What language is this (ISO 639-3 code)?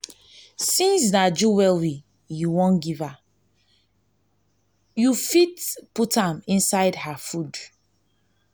pcm